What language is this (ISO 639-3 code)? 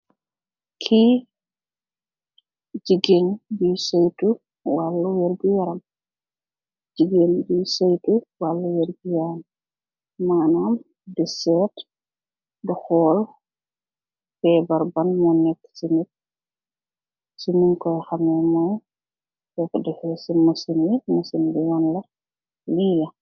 wol